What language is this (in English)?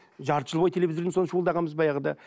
Kazakh